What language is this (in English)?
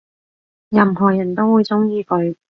Cantonese